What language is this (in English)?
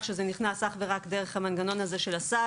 Hebrew